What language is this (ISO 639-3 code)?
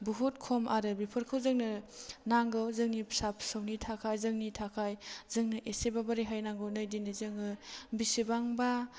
brx